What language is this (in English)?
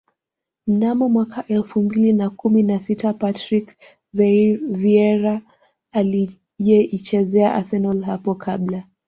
Swahili